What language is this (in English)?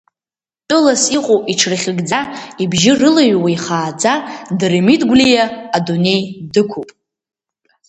Abkhazian